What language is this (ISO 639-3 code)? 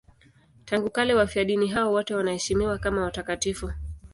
swa